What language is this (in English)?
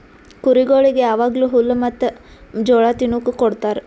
Kannada